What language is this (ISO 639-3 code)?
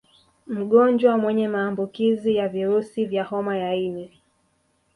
swa